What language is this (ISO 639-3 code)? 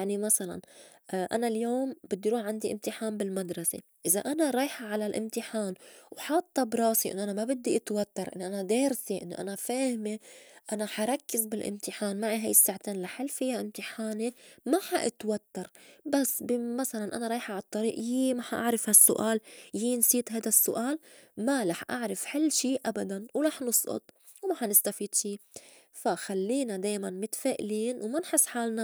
apc